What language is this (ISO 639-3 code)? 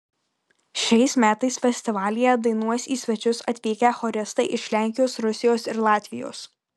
lit